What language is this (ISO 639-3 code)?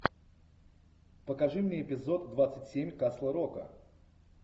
rus